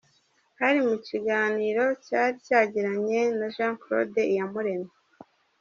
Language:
Kinyarwanda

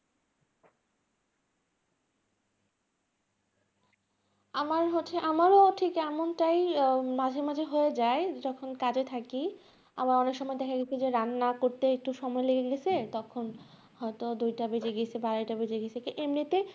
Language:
Bangla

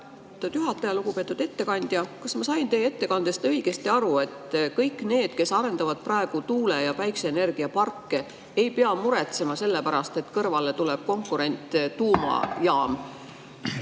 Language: Estonian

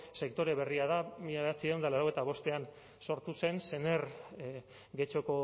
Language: Basque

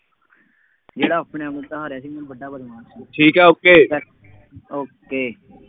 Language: Punjabi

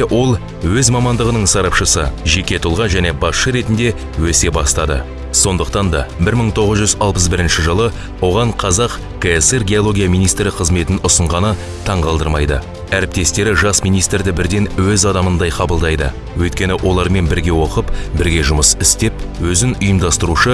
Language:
Turkish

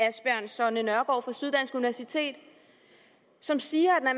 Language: Danish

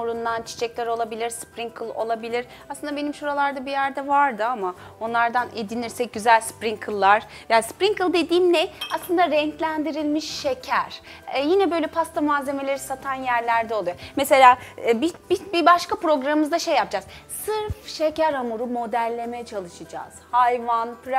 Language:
Turkish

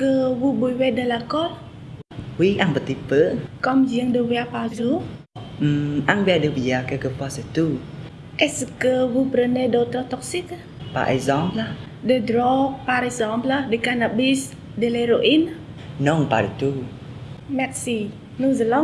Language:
French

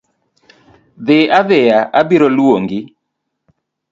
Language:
Luo (Kenya and Tanzania)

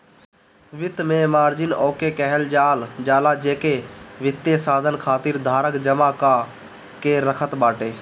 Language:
Bhojpuri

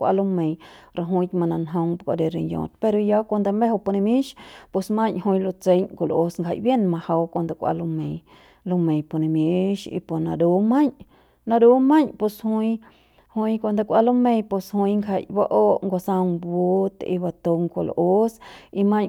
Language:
Central Pame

